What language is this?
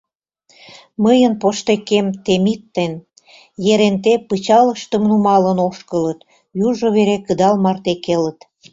Mari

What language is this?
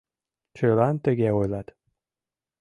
Mari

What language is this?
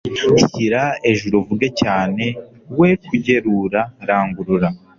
Kinyarwanda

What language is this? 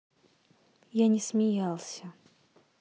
Russian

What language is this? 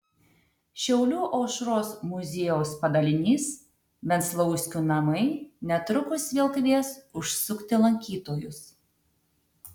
Lithuanian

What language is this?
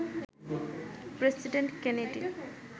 Bangla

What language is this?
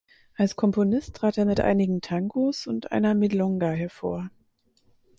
German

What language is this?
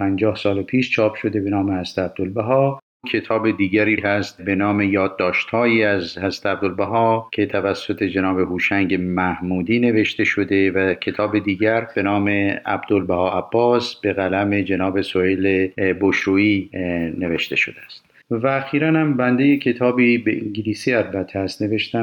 Persian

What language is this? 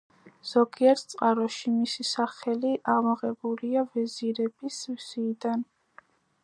Georgian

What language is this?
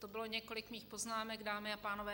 Czech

